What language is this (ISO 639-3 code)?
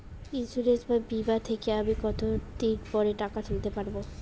ben